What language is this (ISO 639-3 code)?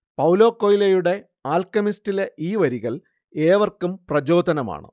mal